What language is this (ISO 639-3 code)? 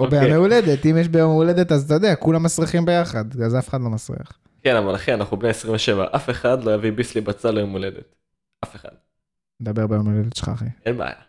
heb